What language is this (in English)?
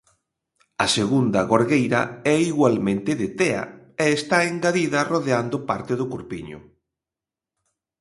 Galician